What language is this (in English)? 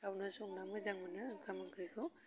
Bodo